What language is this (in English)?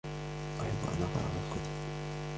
Arabic